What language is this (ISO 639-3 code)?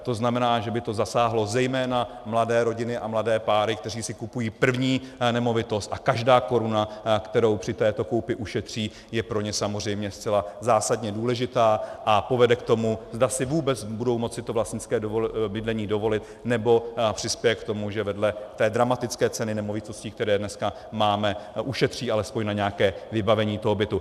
ces